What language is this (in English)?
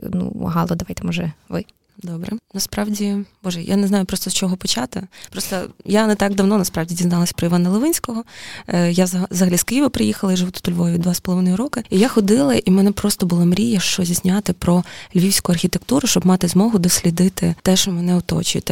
Ukrainian